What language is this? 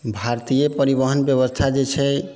Maithili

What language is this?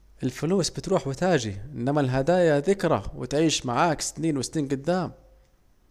Saidi Arabic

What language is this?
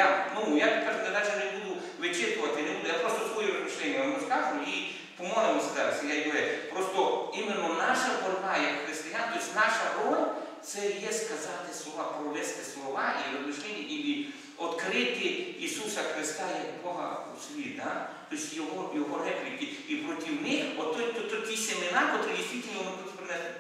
Ukrainian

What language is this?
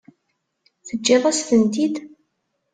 Kabyle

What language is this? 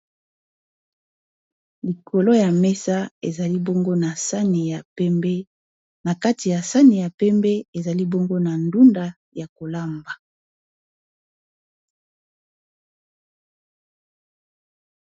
Lingala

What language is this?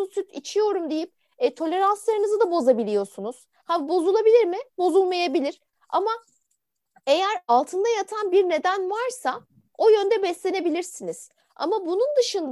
Turkish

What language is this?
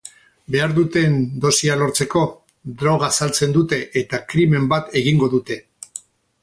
Basque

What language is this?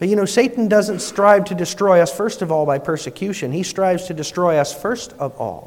English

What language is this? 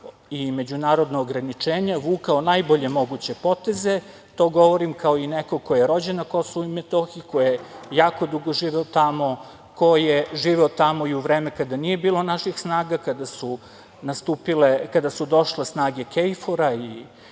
Serbian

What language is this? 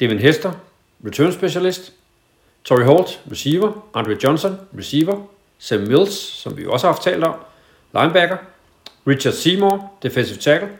Danish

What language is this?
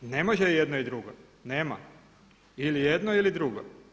Croatian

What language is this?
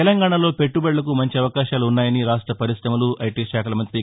Telugu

